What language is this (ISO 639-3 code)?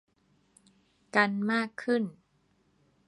tha